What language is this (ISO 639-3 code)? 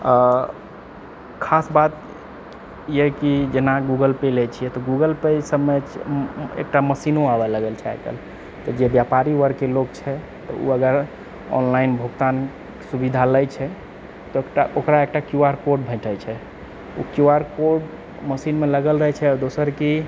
mai